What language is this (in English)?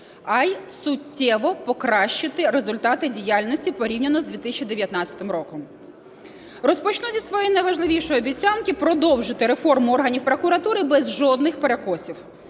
Ukrainian